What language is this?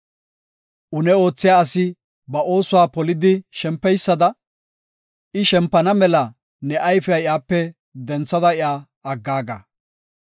Gofa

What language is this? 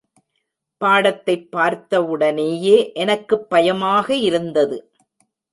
Tamil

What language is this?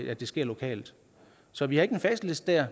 Danish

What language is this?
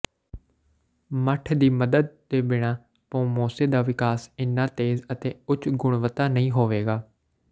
Punjabi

